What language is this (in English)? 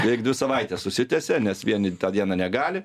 Lithuanian